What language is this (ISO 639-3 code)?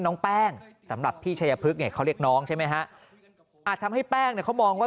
tha